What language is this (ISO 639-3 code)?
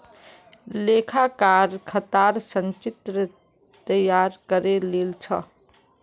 mag